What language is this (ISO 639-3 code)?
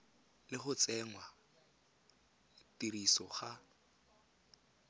tsn